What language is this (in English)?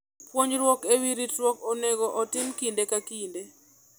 Luo (Kenya and Tanzania)